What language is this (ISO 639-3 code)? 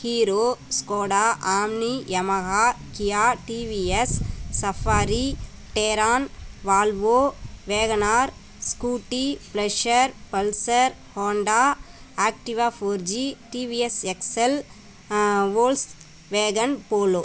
tam